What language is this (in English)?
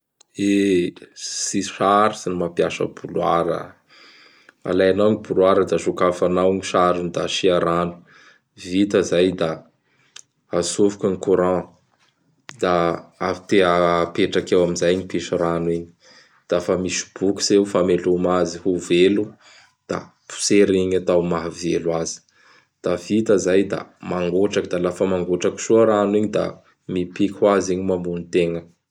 Bara Malagasy